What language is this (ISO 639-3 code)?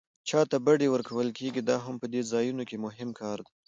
pus